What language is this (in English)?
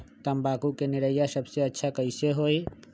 Magahi